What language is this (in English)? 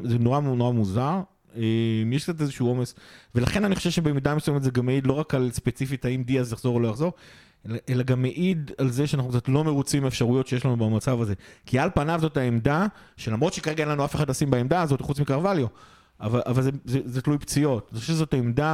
Hebrew